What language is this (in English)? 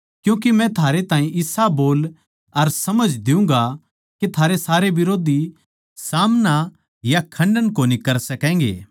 Haryanvi